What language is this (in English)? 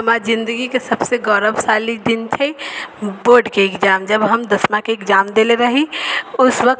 Maithili